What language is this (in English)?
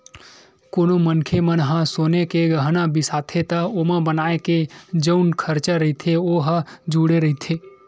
Chhattisgarhi